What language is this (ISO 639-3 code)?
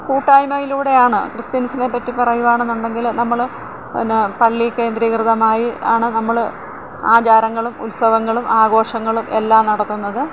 mal